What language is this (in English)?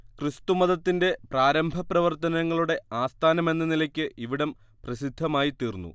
Malayalam